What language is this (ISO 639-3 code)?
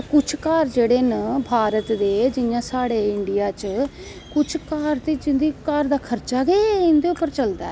doi